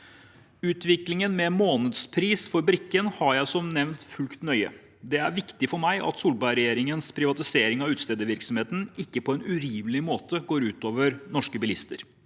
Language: Norwegian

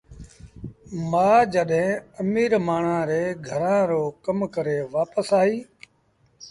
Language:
Sindhi Bhil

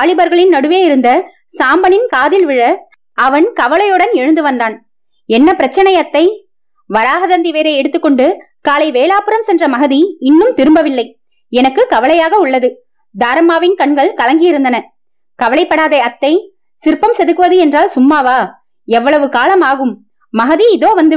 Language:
Tamil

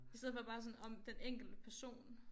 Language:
Danish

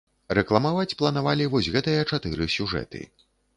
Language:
Belarusian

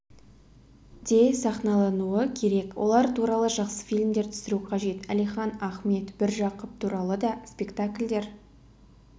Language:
Kazakh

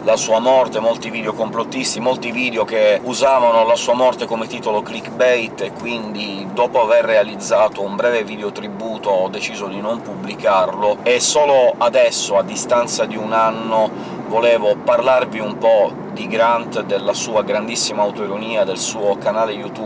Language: Italian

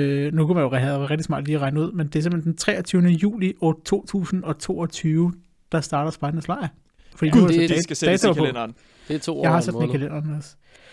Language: Danish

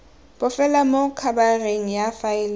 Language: Tswana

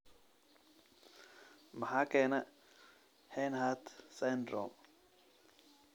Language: Somali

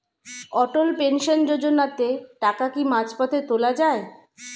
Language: Bangla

